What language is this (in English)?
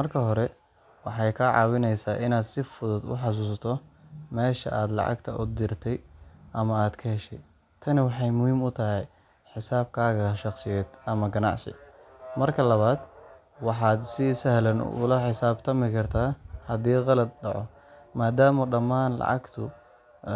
Somali